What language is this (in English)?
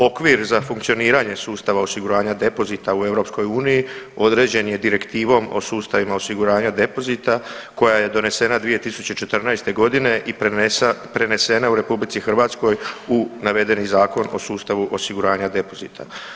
Croatian